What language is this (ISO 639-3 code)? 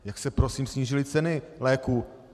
ces